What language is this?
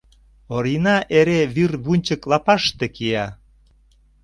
Mari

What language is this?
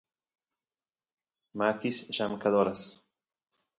Santiago del Estero Quichua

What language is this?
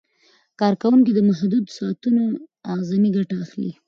Pashto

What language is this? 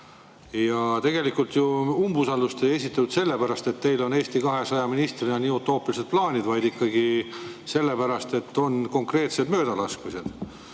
Estonian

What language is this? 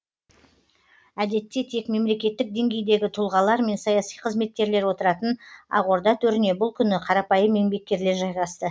Kazakh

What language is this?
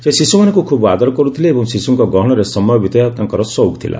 Odia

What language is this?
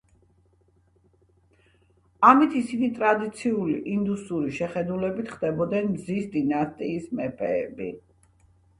Georgian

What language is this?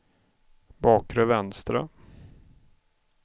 Swedish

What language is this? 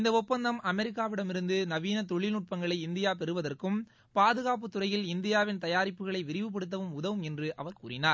Tamil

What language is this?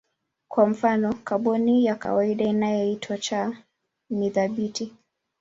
Swahili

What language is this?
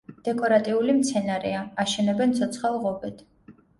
Georgian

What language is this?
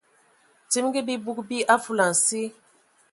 Ewondo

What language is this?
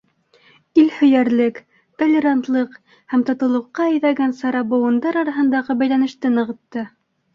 Bashkir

